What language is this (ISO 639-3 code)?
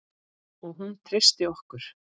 isl